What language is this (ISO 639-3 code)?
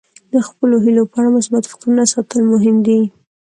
pus